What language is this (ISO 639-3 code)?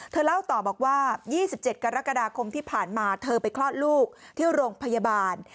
tha